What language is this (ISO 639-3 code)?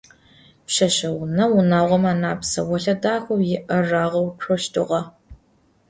ady